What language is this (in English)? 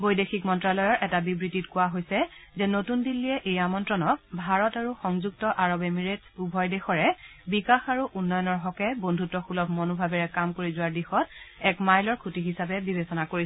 Assamese